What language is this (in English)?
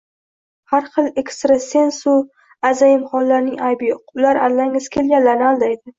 Uzbek